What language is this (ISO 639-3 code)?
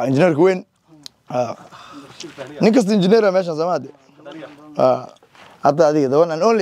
ara